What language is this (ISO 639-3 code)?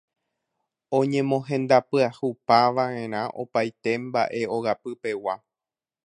grn